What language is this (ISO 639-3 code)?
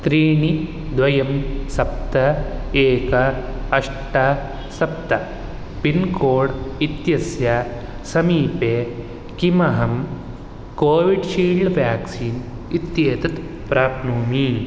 san